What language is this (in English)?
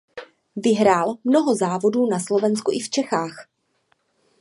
Czech